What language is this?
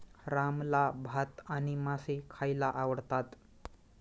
Marathi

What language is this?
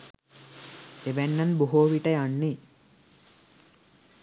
Sinhala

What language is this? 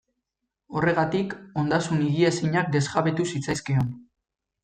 Basque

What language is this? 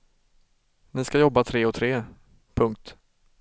Swedish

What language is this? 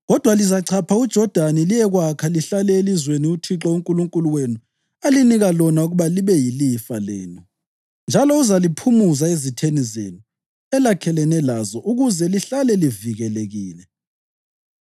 North Ndebele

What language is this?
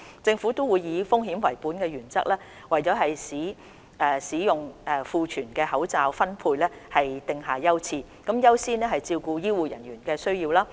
Cantonese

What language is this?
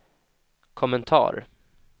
Swedish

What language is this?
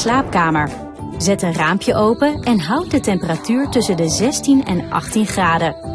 Dutch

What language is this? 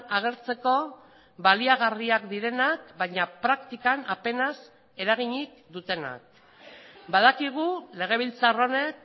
Basque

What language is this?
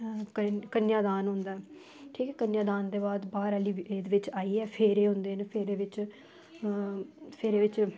Dogri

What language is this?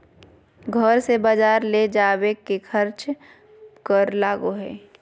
Magahi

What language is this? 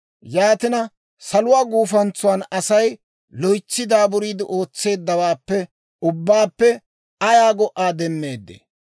Dawro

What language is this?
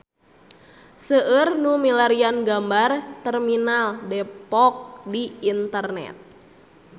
Sundanese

